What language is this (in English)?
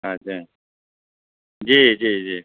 Maithili